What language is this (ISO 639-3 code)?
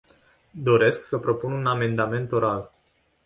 ron